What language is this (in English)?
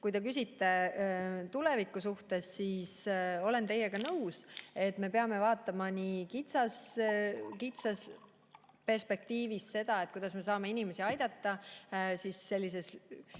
Estonian